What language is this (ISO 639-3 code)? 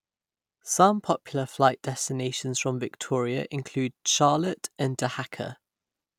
eng